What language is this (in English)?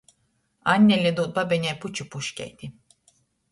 Latgalian